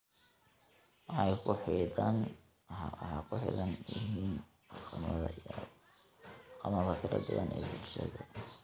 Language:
Somali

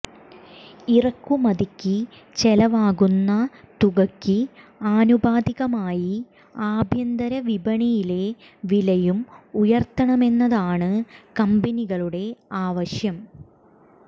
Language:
Malayalam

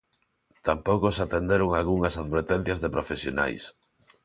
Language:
Galician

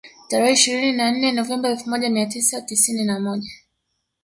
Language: Swahili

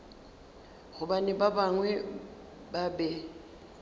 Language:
Northern Sotho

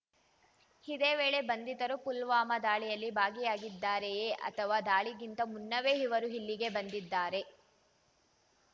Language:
Kannada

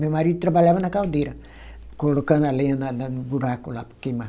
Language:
Portuguese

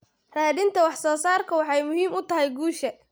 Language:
Somali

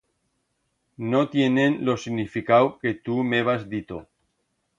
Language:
Aragonese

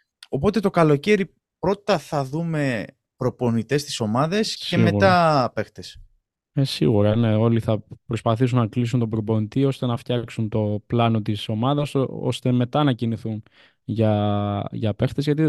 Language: Greek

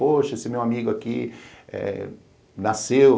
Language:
Portuguese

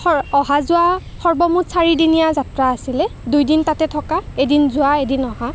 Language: Assamese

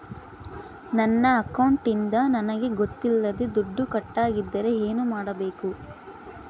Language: Kannada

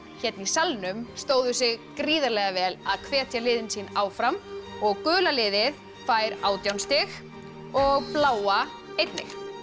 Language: Icelandic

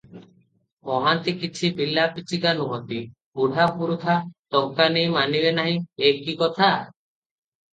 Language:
Odia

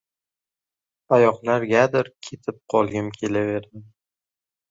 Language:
Uzbek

